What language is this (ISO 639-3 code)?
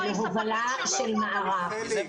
heb